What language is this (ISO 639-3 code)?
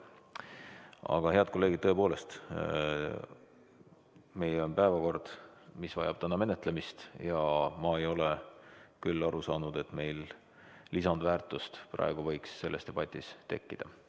est